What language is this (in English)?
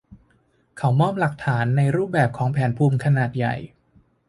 Thai